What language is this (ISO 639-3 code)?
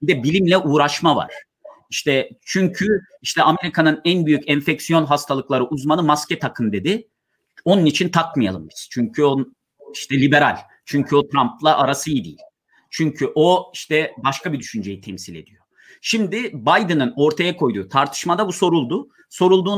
tur